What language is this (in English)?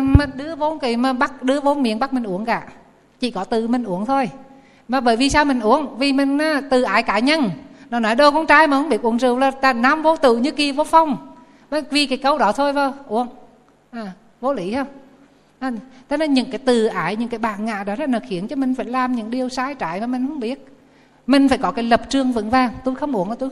Vietnamese